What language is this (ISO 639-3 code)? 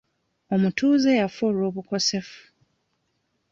lug